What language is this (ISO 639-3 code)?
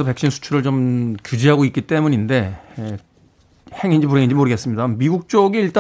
kor